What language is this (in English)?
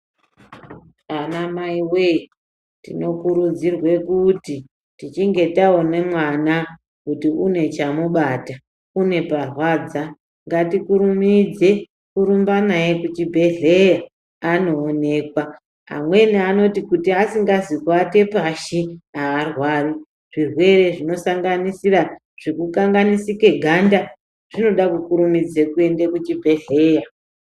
Ndau